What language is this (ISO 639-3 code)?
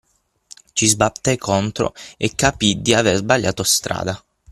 ita